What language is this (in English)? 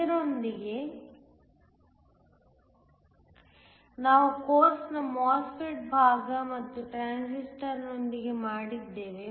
Kannada